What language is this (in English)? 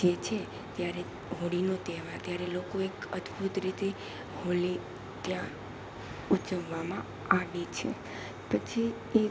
Gujarati